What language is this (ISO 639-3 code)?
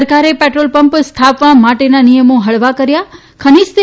guj